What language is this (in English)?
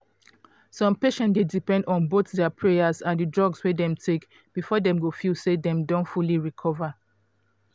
Nigerian Pidgin